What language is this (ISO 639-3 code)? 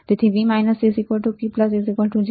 guj